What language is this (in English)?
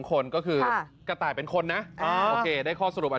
Thai